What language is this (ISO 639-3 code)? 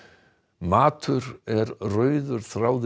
isl